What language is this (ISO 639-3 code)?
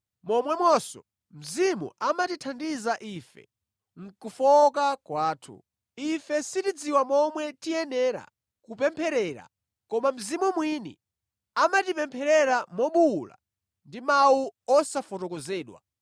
nya